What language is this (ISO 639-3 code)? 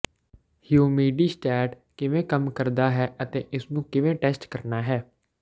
pan